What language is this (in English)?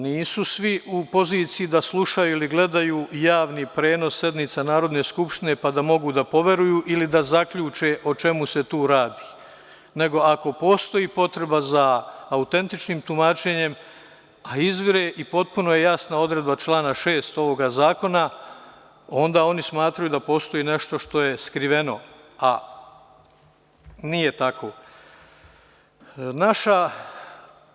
Serbian